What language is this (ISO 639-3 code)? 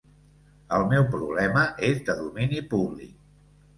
cat